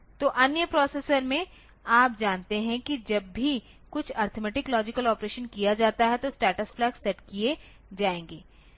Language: Hindi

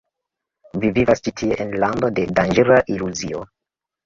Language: Esperanto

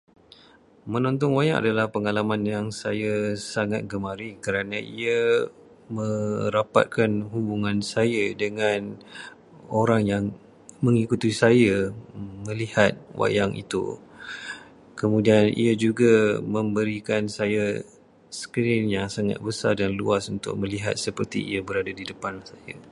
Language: Malay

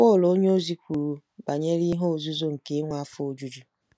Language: Igbo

